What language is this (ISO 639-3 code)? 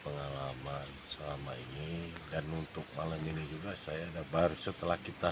ind